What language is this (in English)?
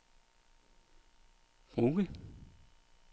Danish